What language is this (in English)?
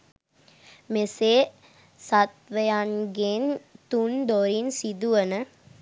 Sinhala